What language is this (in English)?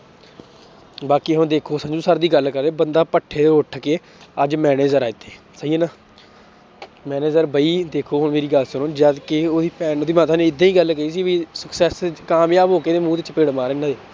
Punjabi